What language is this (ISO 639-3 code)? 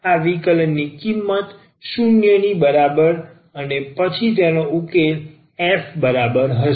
guj